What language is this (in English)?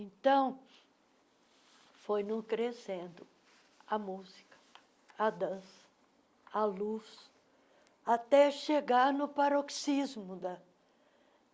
Portuguese